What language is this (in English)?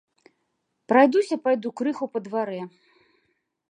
Belarusian